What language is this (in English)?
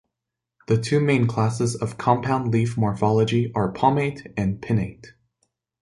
English